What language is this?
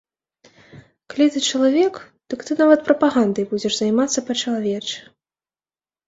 Belarusian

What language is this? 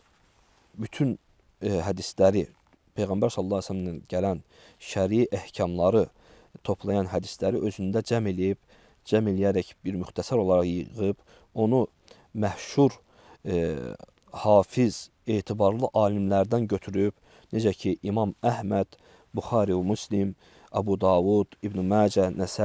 Turkish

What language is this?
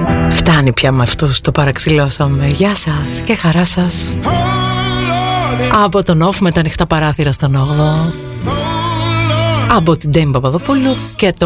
Greek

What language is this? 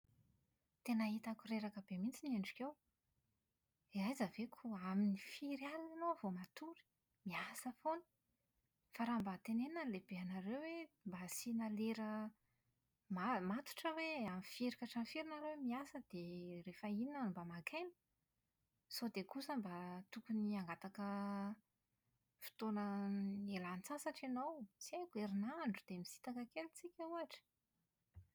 Malagasy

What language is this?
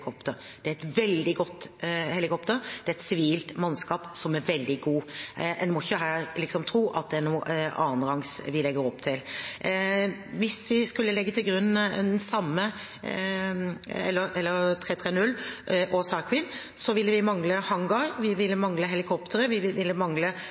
Norwegian Bokmål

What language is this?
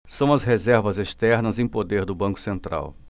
Portuguese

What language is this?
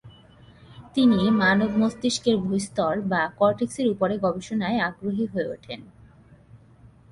Bangla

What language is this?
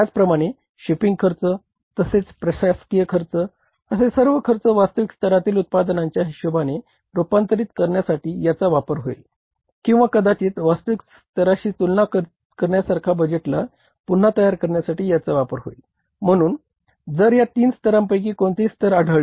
Marathi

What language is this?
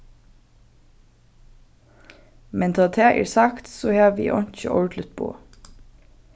Faroese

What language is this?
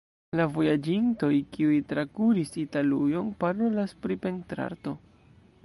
Esperanto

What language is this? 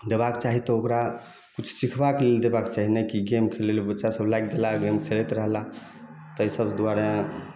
Maithili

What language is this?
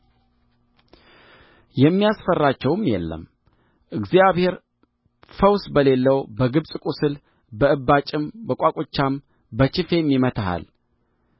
Amharic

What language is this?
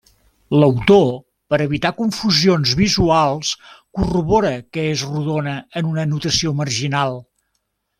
Catalan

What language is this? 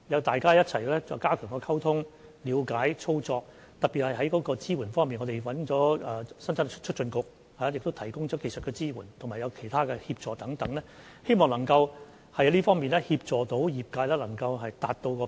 Cantonese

